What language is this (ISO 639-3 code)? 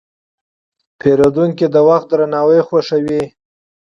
pus